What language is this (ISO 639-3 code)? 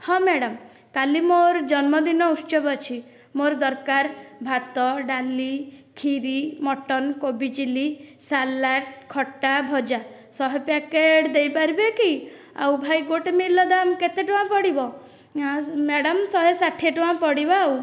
ori